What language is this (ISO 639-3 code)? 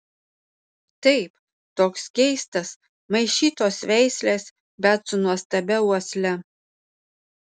lit